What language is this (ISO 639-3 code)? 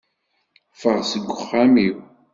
kab